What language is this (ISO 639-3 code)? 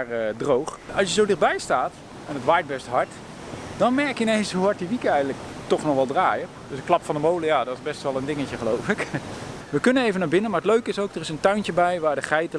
nld